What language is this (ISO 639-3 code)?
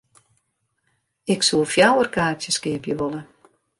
fry